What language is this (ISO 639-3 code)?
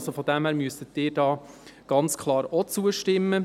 gsw